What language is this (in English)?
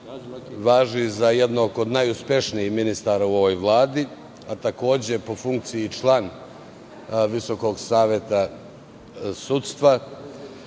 Serbian